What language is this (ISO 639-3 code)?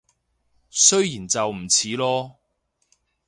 yue